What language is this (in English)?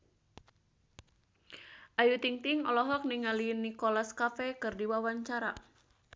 Sundanese